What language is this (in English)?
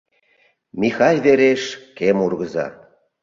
Mari